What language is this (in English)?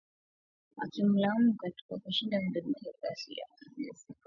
Swahili